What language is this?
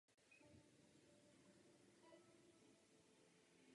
Czech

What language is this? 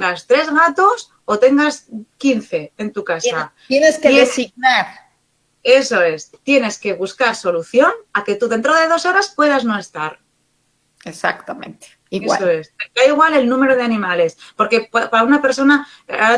Spanish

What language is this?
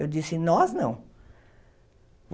Portuguese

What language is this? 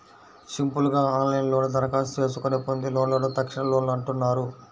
Telugu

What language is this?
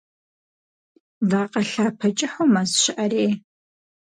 Kabardian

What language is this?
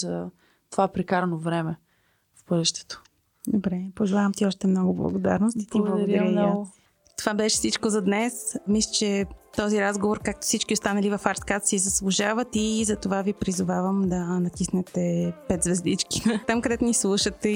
Bulgarian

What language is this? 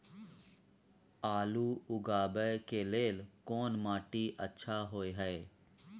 Maithili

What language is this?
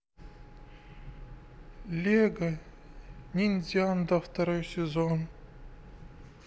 Russian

